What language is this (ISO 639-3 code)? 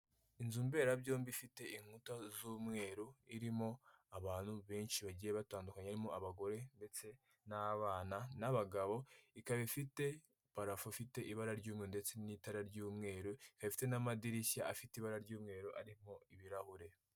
kin